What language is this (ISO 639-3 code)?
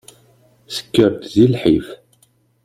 kab